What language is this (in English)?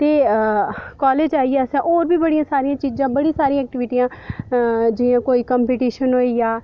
Dogri